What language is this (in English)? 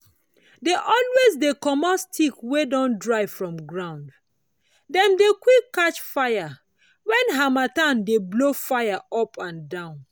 Nigerian Pidgin